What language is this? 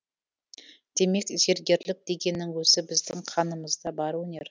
Kazakh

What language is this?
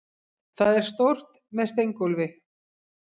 Icelandic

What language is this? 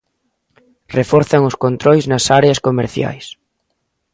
Galician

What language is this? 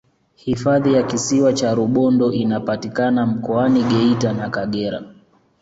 Swahili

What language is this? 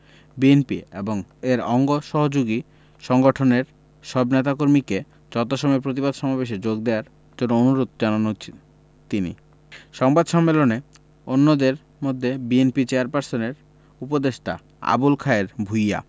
Bangla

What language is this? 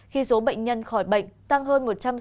Vietnamese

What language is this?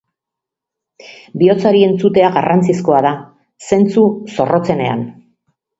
Basque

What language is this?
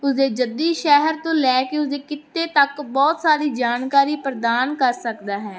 Punjabi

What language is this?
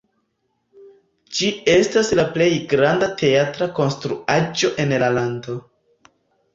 Esperanto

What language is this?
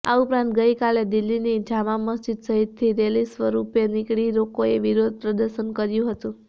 Gujarati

